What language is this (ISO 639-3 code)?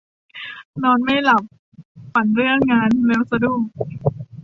tha